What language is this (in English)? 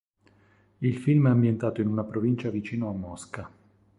Italian